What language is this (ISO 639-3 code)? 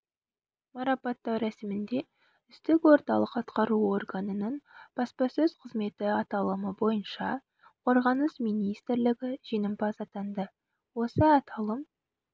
kaz